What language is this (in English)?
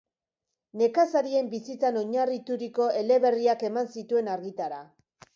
Basque